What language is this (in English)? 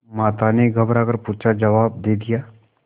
Hindi